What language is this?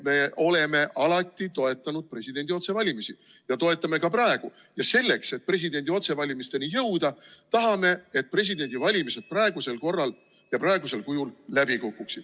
Estonian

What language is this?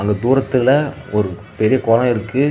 Tamil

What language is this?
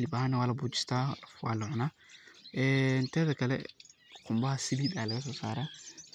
Somali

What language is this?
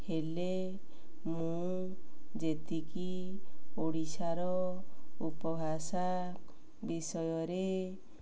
Odia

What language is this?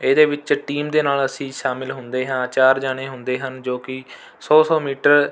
Punjabi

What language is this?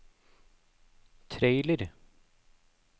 Norwegian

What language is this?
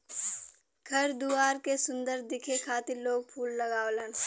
Bhojpuri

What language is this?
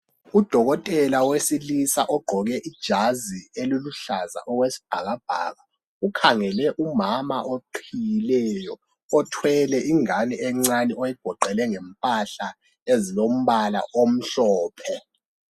North Ndebele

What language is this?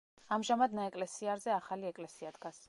Georgian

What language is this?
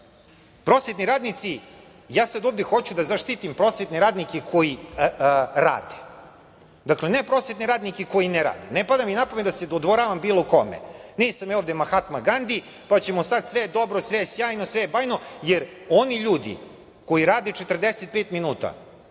Serbian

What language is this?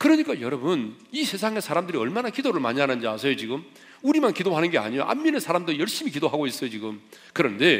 Korean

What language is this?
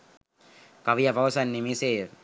Sinhala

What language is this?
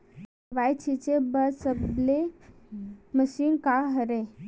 Chhattisgarhi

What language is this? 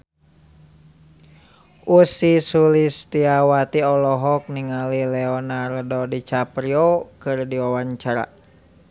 Sundanese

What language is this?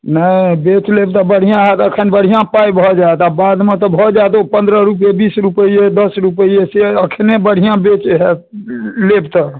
Maithili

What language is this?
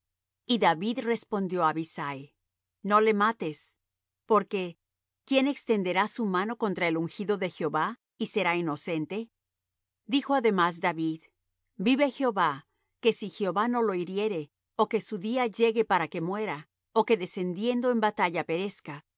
Spanish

